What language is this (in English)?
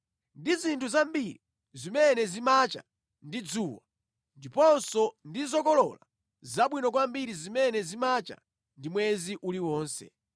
Nyanja